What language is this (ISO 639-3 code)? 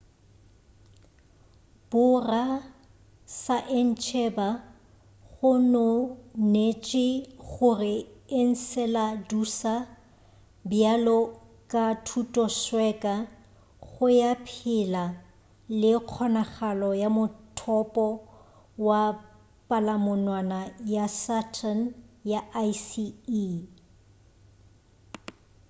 nso